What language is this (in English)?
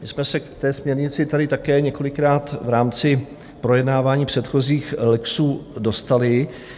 Czech